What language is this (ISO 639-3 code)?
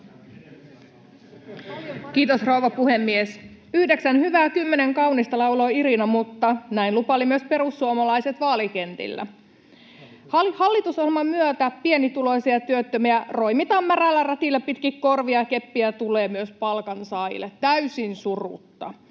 fin